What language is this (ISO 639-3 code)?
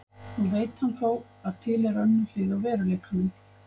isl